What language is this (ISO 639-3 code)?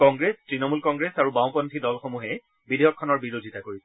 asm